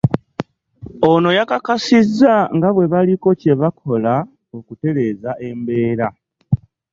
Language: Ganda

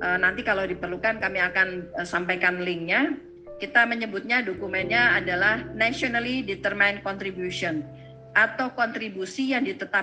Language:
Indonesian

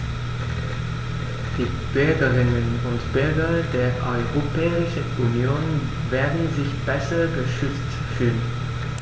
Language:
German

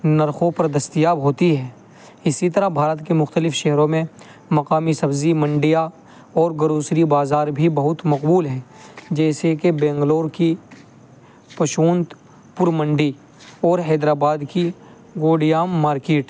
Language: Urdu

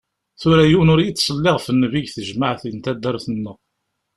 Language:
Kabyle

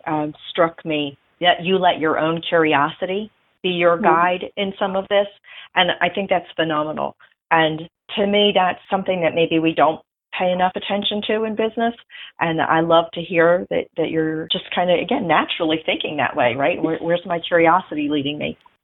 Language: English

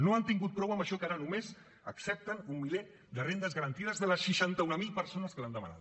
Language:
Catalan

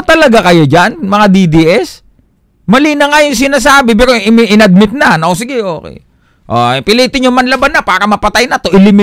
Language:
Filipino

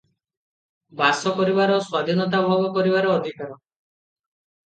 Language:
Odia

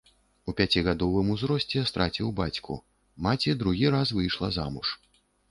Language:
Belarusian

